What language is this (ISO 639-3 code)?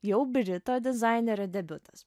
lit